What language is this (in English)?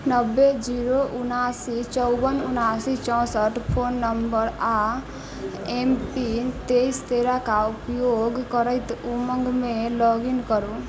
Maithili